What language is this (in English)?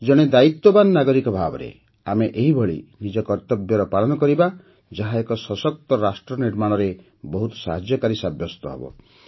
Odia